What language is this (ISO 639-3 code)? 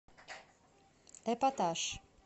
rus